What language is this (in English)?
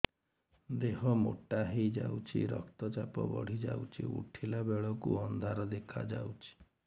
Odia